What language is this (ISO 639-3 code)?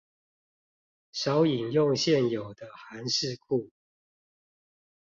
zho